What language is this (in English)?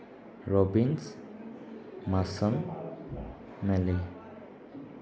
Manipuri